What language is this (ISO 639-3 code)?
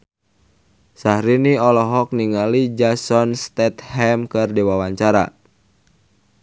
sun